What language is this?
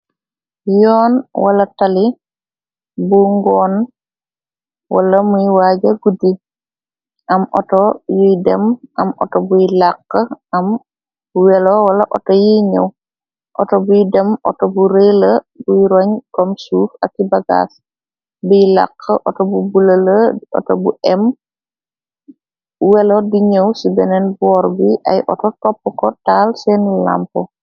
Wolof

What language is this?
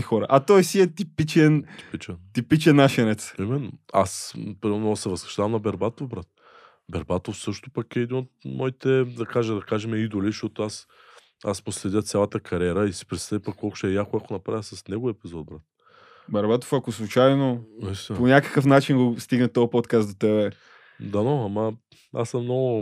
Bulgarian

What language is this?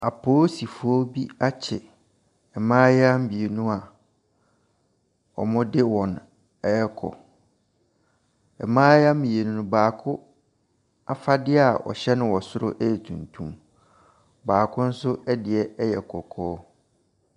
Akan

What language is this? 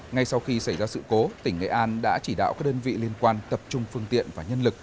Vietnamese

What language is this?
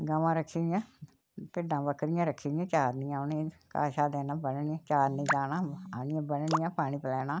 Dogri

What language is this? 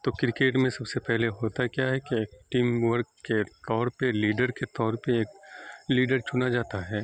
Urdu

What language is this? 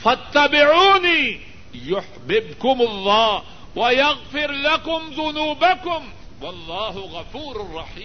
Urdu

